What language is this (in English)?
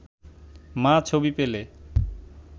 Bangla